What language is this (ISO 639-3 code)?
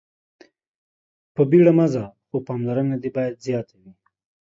pus